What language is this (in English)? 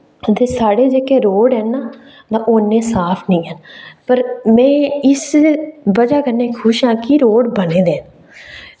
Dogri